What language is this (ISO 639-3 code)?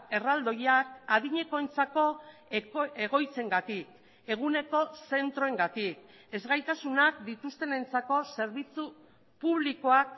eus